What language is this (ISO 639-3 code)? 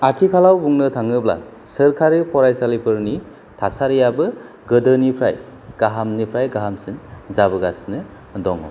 brx